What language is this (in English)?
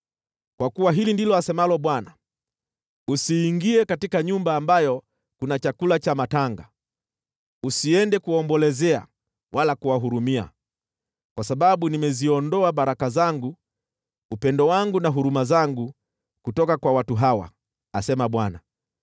Swahili